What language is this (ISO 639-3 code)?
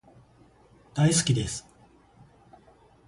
jpn